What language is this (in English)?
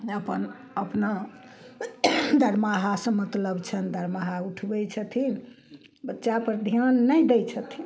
Maithili